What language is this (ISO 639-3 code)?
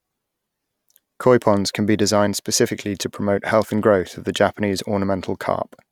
eng